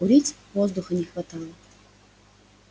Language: Russian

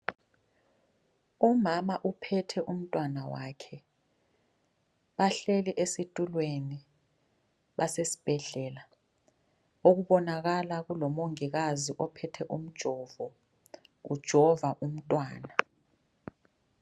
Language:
North Ndebele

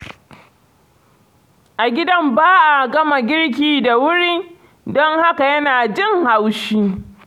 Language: Hausa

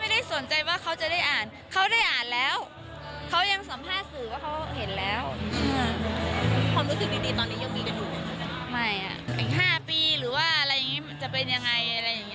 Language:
Thai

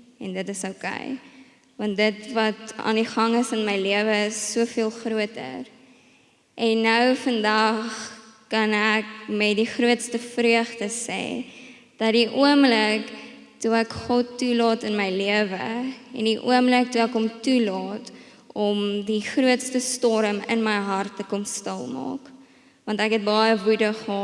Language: Dutch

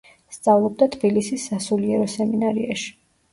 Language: Georgian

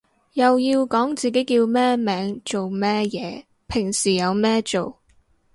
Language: Cantonese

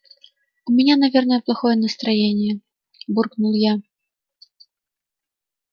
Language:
Russian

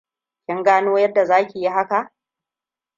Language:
Hausa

